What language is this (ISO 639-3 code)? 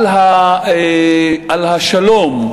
heb